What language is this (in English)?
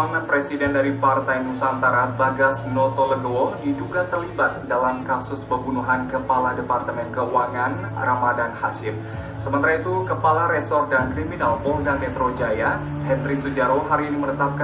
Indonesian